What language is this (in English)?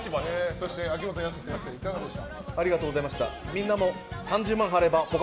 Japanese